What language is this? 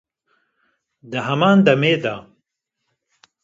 Kurdish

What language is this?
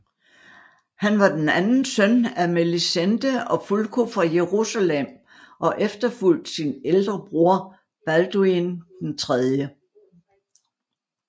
Danish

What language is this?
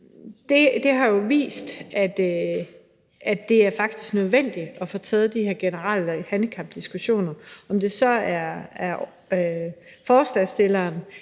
Danish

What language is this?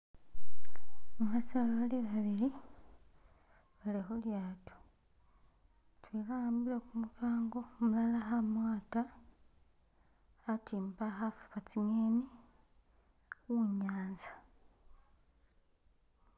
Masaaba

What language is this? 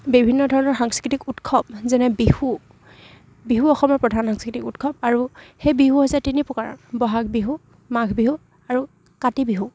Assamese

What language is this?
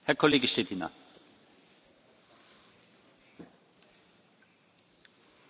Czech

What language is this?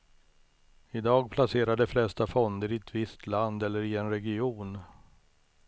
Swedish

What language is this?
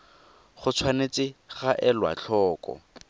Tswana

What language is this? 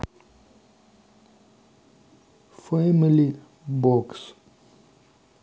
Russian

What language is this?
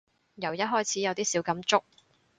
Cantonese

